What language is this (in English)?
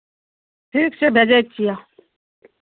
Maithili